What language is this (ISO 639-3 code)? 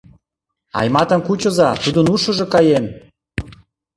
chm